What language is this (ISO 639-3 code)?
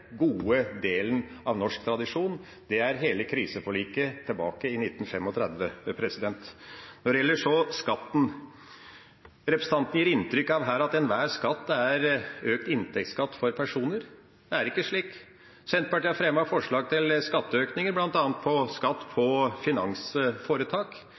nob